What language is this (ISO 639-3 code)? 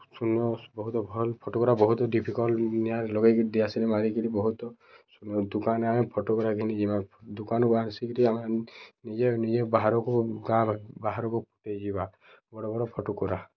ori